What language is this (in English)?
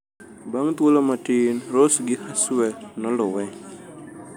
Luo (Kenya and Tanzania)